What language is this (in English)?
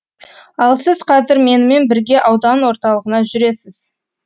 Kazakh